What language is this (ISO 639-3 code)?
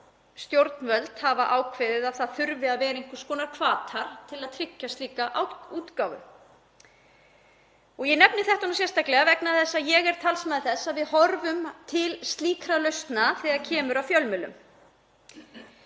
isl